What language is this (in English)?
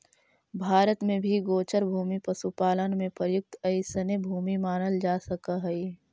Magahi